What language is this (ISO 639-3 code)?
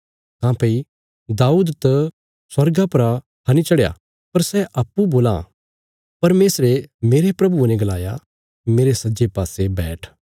kfs